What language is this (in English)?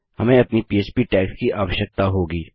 Hindi